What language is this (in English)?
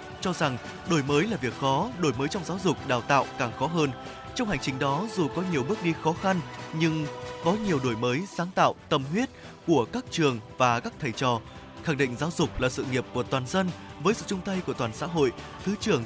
Vietnamese